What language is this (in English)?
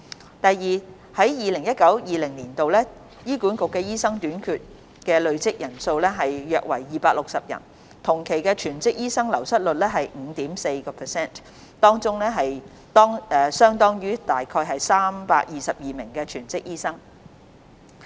Cantonese